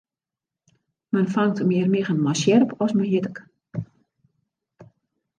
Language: Western Frisian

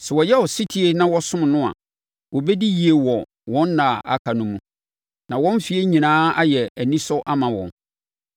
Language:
Akan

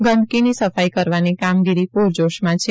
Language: Gujarati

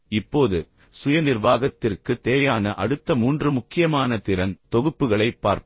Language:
Tamil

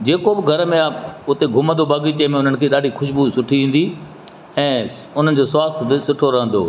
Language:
Sindhi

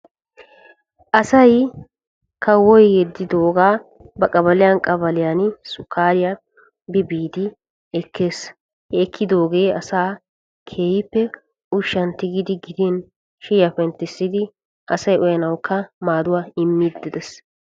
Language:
Wolaytta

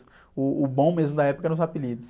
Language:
Portuguese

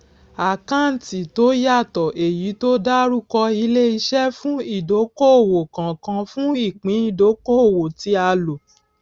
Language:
Yoruba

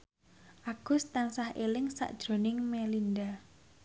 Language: Javanese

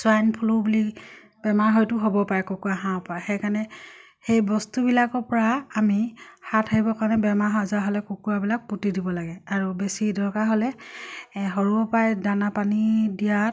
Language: Assamese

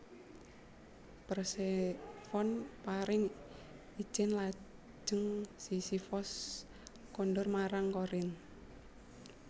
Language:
Javanese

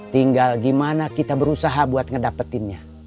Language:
Indonesian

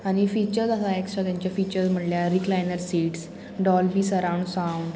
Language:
Konkani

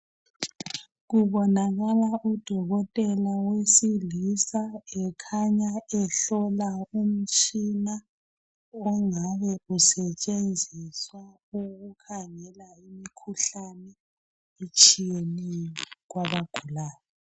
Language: North Ndebele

